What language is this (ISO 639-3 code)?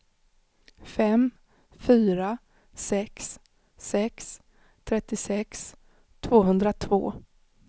swe